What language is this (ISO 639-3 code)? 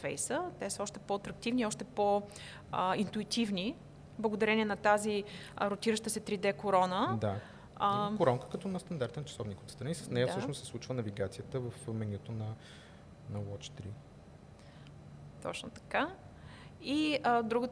bul